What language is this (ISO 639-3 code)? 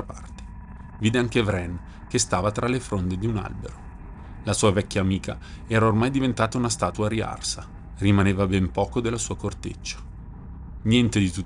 ita